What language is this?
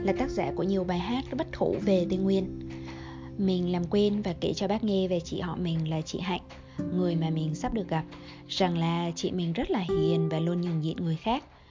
Vietnamese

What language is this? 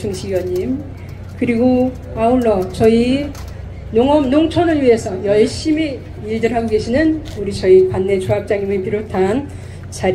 Korean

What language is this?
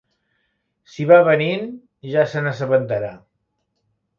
Catalan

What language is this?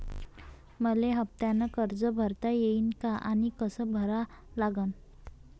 Marathi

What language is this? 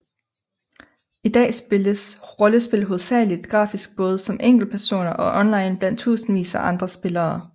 Danish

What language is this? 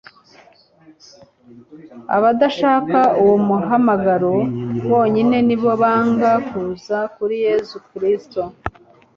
Kinyarwanda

